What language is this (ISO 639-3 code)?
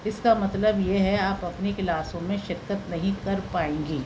urd